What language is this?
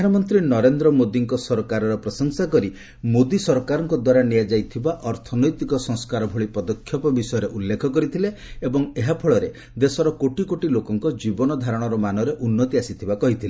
Odia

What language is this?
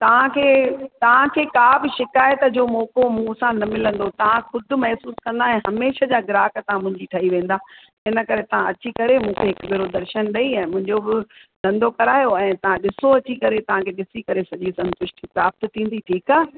Sindhi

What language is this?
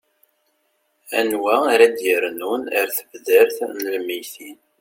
Kabyle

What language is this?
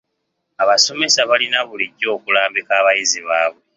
Ganda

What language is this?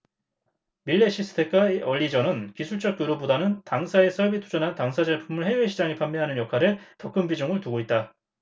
Korean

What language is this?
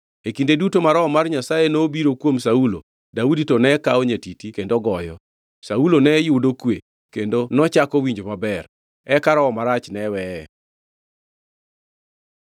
Luo (Kenya and Tanzania)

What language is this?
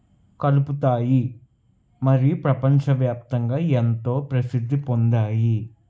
Telugu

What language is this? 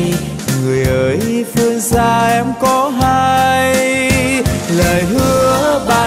Vietnamese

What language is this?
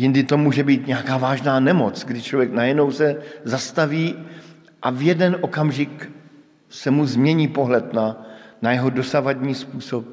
Czech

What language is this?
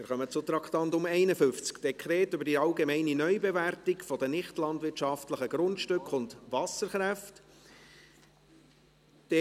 Swiss German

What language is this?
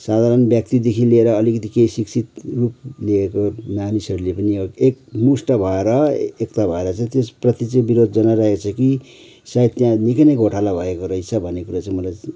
Nepali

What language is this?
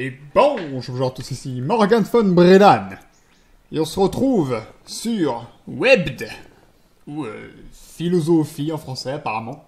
French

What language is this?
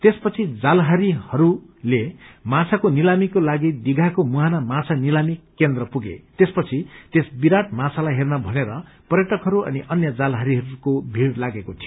Nepali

